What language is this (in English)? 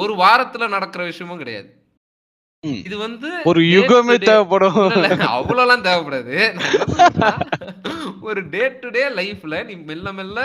Tamil